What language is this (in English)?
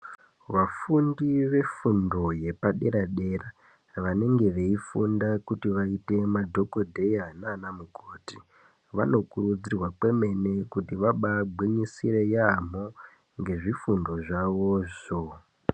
Ndau